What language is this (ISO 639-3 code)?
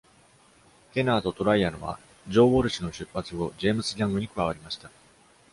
jpn